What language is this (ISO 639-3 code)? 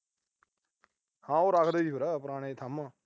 pan